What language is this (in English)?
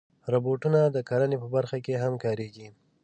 Pashto